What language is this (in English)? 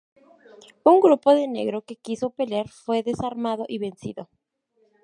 Spanish